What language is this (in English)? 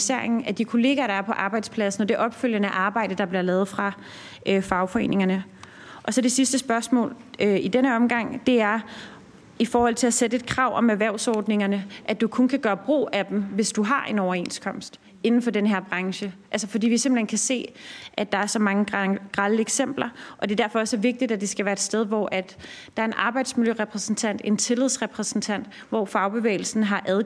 Danish